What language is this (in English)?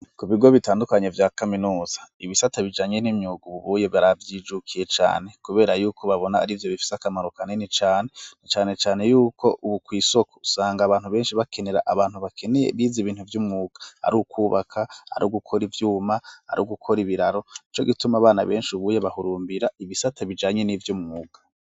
Rundi